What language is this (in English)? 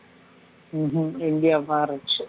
Tamil